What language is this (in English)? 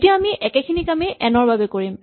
Assamese